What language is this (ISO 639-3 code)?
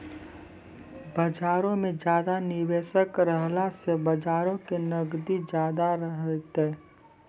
mai